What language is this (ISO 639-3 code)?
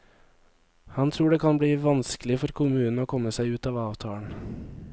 nor